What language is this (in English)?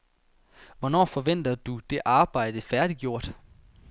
Danish